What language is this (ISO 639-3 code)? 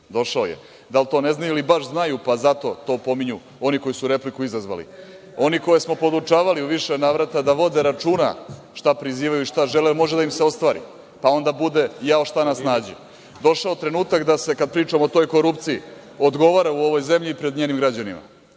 srp